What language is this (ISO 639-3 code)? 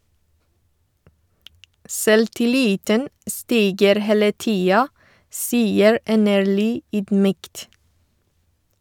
nor